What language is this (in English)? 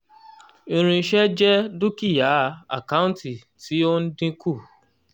Yoruba